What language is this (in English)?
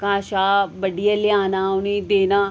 Dogri